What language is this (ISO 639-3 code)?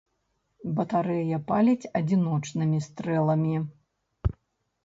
bel